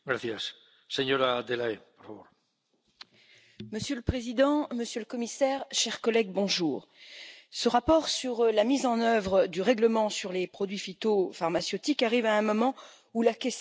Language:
French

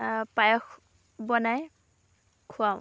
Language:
Assamese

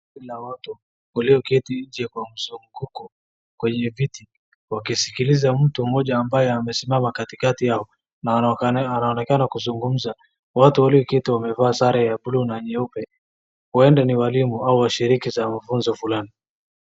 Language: Swahili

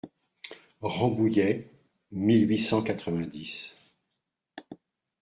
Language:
French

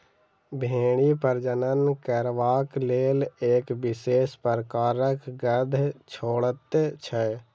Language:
Maithili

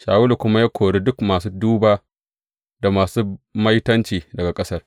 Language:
Hausa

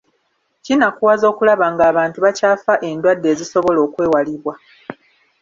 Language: Ganda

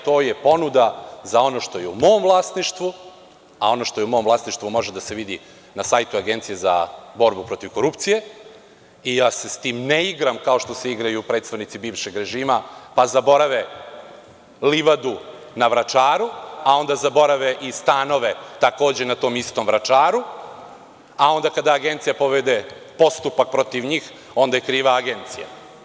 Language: Serbian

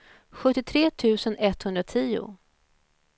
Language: Swedish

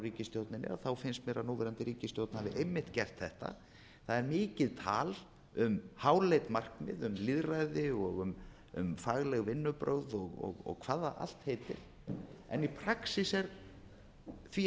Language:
Icelandic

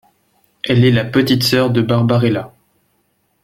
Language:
French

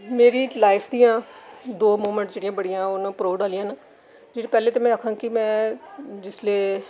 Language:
Dogri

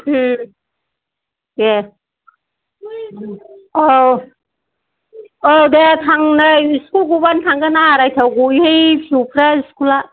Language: Bodo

